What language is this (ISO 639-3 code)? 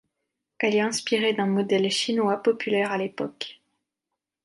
fra